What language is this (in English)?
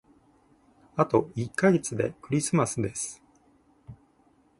Japanese